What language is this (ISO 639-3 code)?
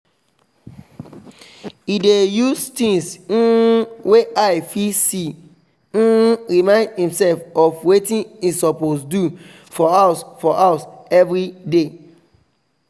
pcm